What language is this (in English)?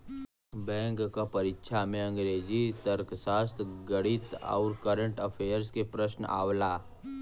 Bhojpuri